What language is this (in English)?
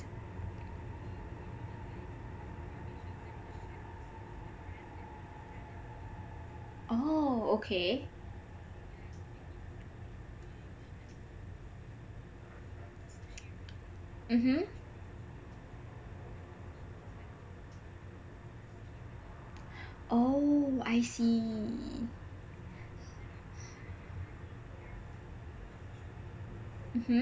English